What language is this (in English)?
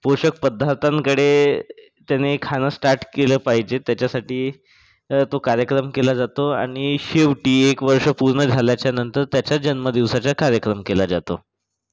Marathi